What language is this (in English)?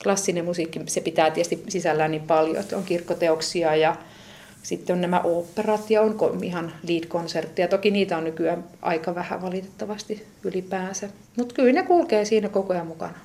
Finnish